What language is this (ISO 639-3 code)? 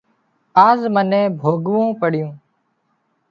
kxp